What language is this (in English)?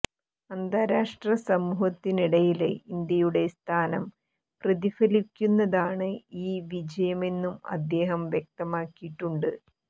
Malayalam